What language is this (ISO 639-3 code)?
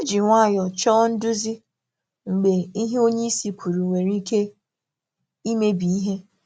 ibo